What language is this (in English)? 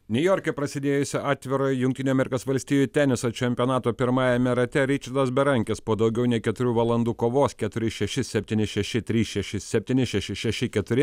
Lithuanian